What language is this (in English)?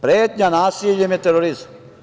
Serbian